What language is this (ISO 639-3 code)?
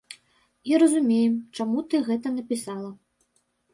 bel